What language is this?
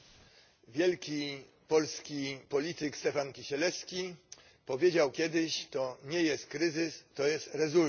Polish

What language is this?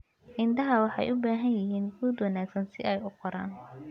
Somali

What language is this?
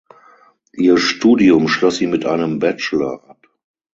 German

